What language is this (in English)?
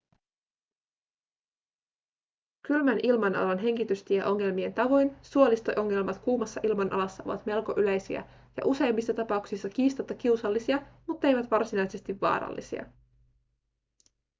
Finnish